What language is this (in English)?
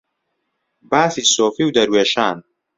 Central Kurdish